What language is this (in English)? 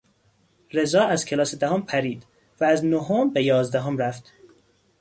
Persian